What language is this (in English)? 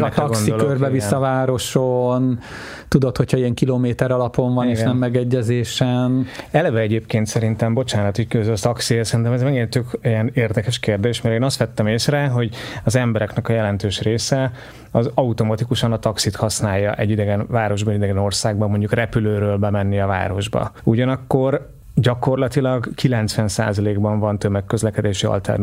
Hungarian